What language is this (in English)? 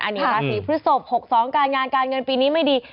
Thai